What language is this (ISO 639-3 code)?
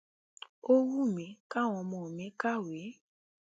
yor